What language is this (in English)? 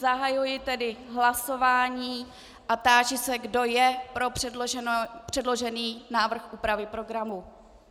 Czech